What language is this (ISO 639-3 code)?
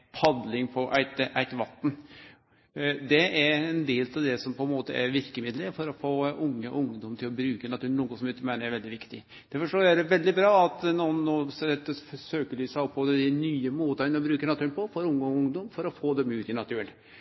nno